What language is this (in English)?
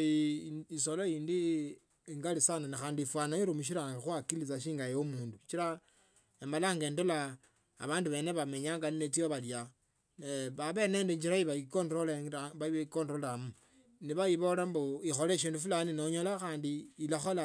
Tsotso